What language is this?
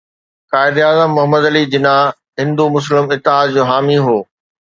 Sindhi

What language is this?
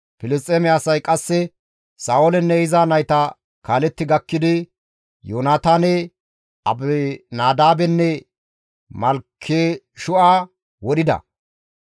Gamo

